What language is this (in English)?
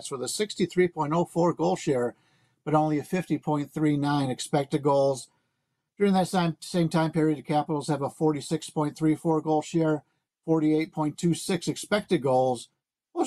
English